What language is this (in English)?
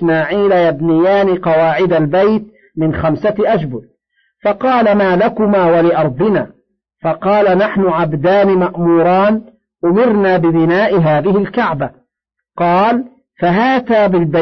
Arabic